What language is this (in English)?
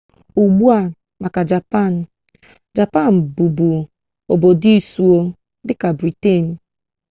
Igbo